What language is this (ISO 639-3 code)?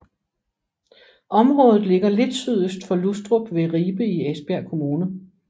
dan